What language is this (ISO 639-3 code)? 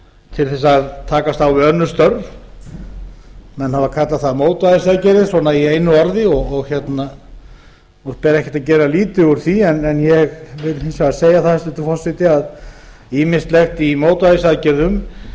isl